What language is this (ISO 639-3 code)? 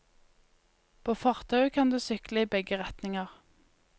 nor